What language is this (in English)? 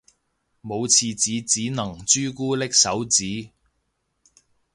Cantonese